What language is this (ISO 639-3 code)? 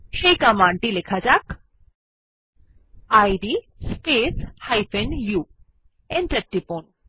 ben